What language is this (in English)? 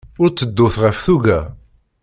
Kabyle